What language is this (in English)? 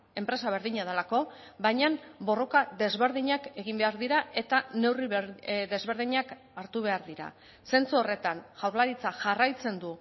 Basque